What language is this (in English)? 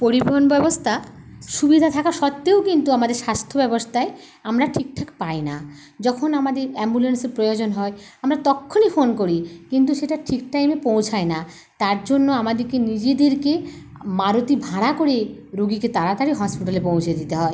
Bangla